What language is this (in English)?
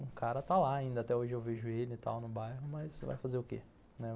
Portuguese